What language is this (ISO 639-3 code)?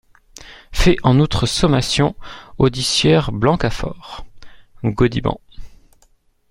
fra